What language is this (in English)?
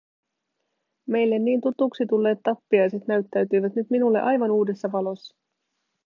Finnish